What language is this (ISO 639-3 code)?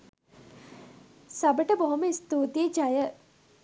sin